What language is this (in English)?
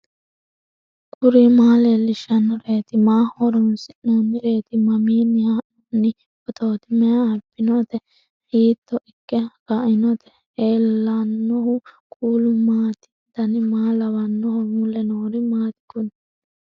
Sidamo